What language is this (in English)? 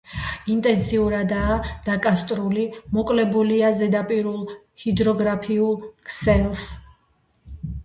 Georgian